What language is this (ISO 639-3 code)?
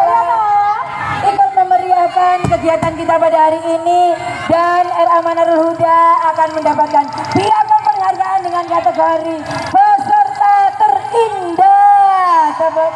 ind